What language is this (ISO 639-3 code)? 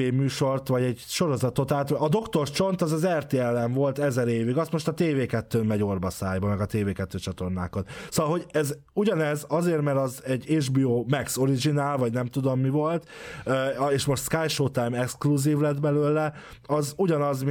hun